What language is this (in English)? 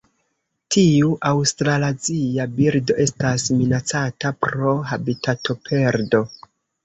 Esperanto